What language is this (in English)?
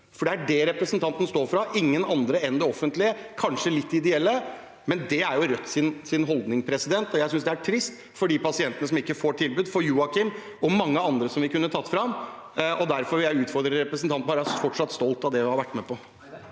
Norwegian